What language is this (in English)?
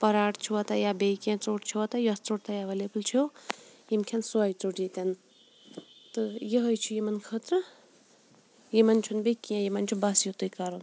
Kashmiri